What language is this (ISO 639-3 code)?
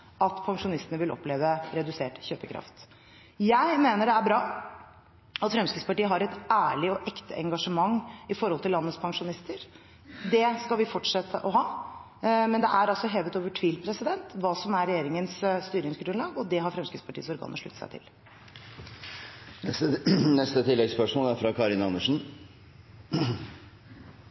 nor